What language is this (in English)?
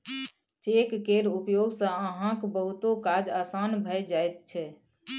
Maithili